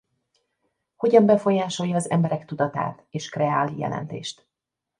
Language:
Hungarian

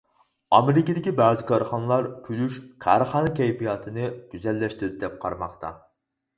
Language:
Uyghur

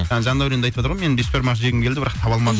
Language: Kazakh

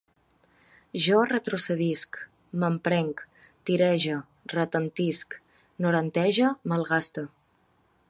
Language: Catalan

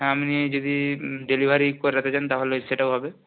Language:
Bangla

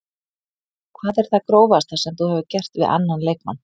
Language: Icelandic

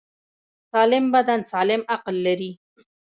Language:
Pashto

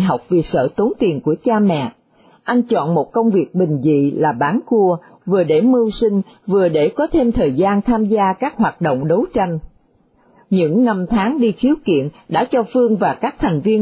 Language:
Vietnamese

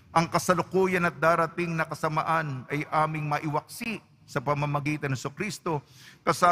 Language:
Filipino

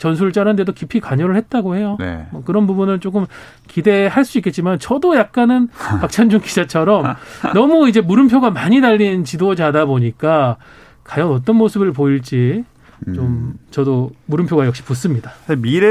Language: Korean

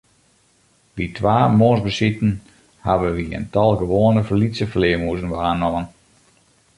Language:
Western Frisian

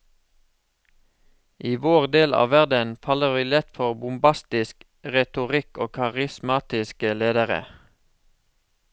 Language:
Norwegian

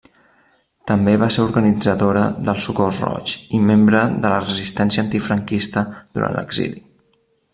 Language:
Catalan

